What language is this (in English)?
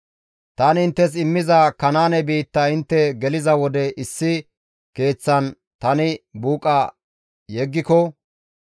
Gamo